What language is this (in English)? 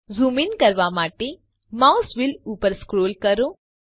Gujarati